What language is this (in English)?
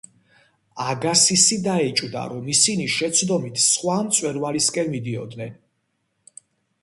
Georgian